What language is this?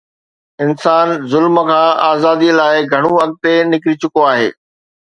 Sindhi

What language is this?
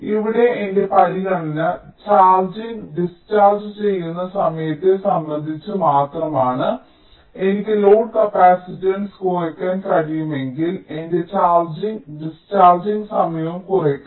Malayalam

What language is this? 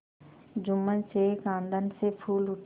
Hindi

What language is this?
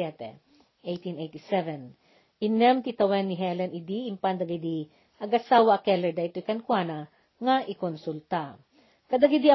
Filipino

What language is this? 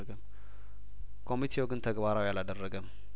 Amharic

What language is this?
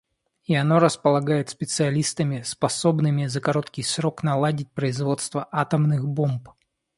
Russian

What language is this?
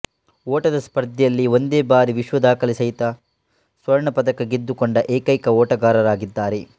Kannada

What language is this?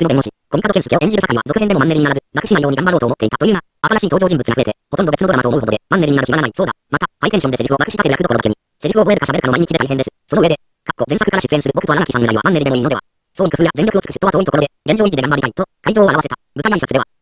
Japanese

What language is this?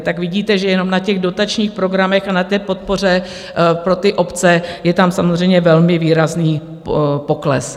Czech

